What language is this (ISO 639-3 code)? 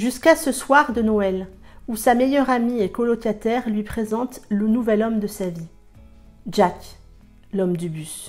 fra